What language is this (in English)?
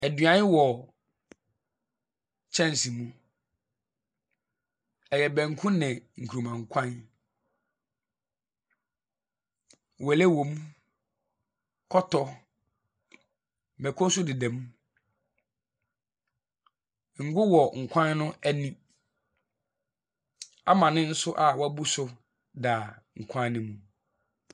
Akan